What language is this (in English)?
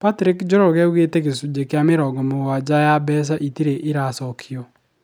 Kikuyu